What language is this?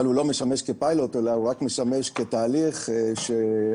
Hebrew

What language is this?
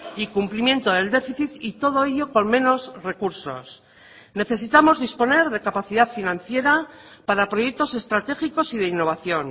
Spanish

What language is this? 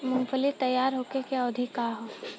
Bhojpuri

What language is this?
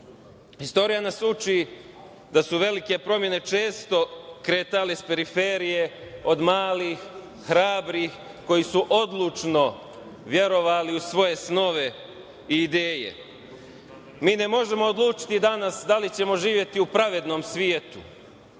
Serbian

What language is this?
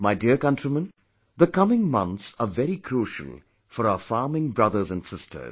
English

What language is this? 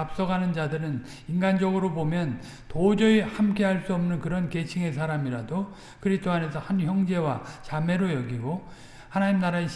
Korean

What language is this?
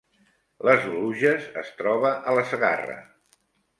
Catalan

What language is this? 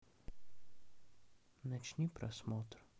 Russian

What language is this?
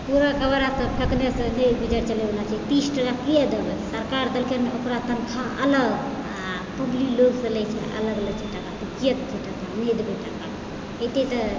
Maithili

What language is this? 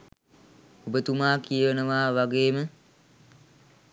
Sinhala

